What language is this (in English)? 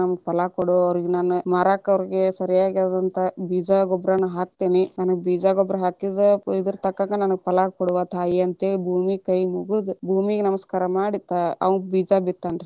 Kannada